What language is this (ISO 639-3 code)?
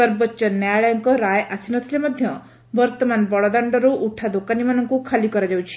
ori